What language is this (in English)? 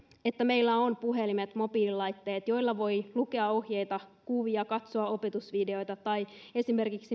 Finnish